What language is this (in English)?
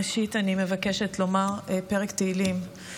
Hebrew